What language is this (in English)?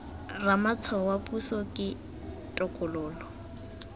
Tswana